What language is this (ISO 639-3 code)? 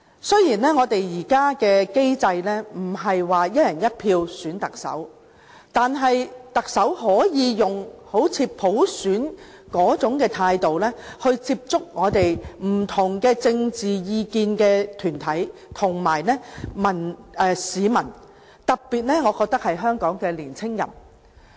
yue